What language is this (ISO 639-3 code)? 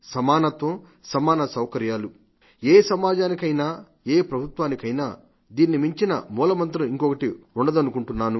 tel